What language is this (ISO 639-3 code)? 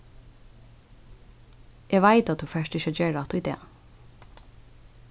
fao